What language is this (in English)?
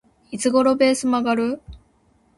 Japanese